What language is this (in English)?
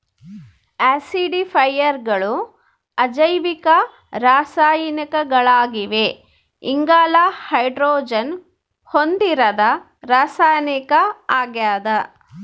Kannada